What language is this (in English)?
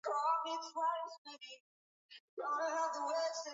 Swahili